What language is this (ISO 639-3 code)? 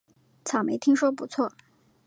zho